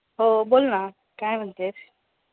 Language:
Marathi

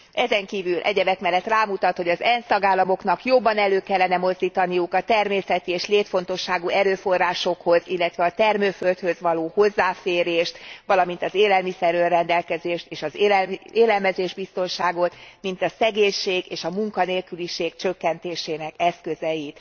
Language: Hungarian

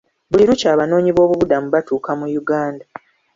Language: Ganda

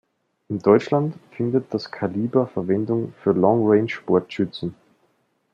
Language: German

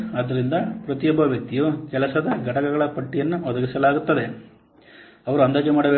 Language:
Kannada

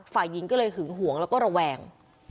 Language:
Thai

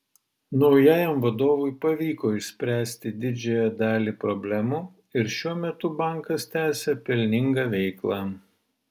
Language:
Lithuanian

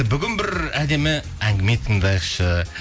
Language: Kazakh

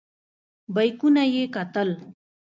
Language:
Pashto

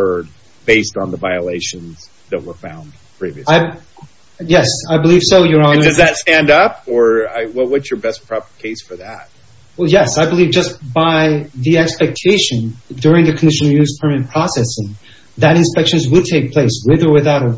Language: English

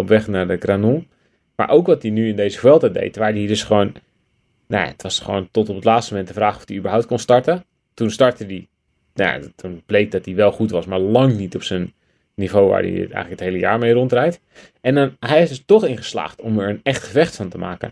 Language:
Dutch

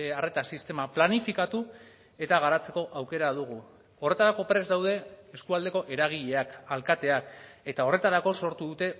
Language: Basque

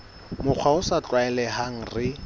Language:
Southern Sotho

